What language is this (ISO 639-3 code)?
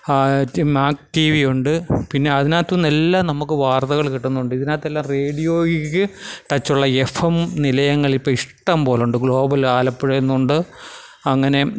mal